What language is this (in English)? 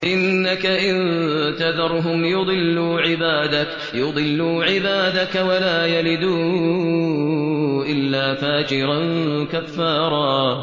Arabic